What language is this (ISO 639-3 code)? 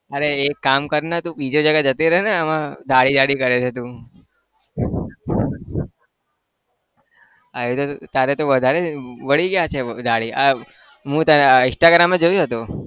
guj